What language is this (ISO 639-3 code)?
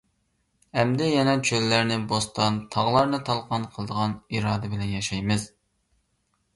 uig